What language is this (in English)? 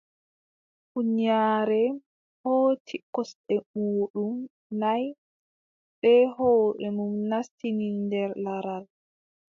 Adamawa Fulfulde